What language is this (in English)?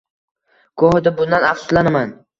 Uzbek